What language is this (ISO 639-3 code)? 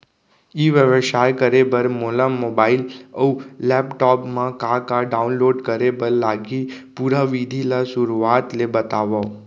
hne